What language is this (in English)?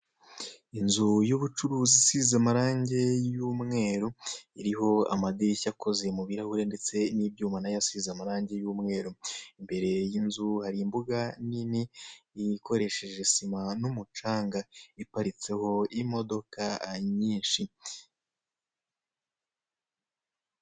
Kinyarwanda